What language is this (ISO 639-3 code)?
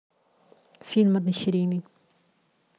rus